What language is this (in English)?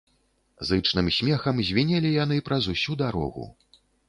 Belarusian